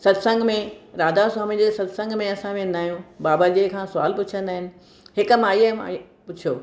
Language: Sindhi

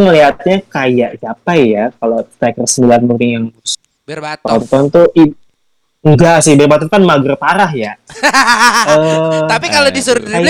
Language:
Indonesian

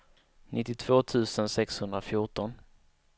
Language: Swedish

